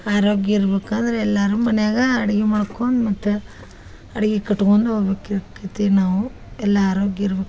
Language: Kannada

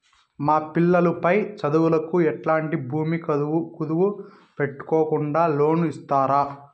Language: Telugu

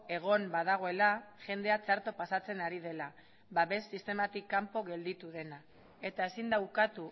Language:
Basque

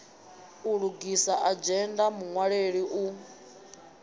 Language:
Venda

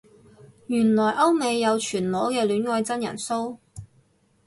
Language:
Cantonese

